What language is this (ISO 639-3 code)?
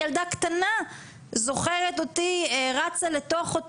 heb